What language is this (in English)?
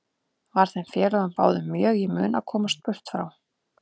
Icelandic